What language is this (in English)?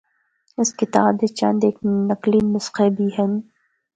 Northern Hindko